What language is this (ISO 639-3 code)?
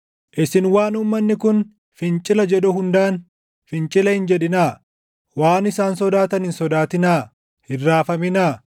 orm